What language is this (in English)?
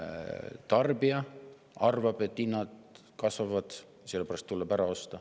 Estonian